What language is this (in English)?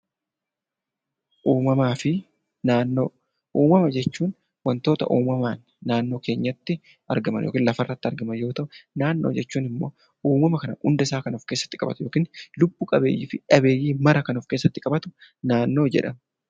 Oromo